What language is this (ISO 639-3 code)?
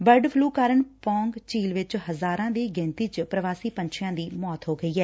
pan